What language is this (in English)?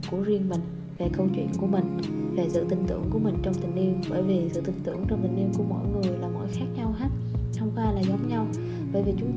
Vietnamese